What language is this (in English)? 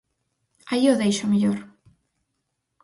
Galician